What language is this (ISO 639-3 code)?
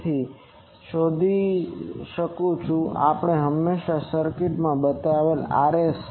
guj